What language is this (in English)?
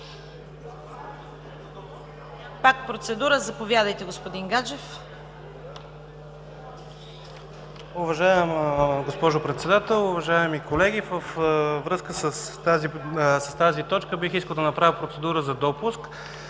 Bulgarian